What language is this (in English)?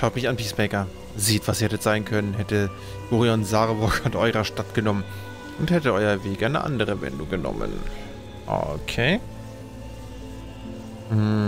German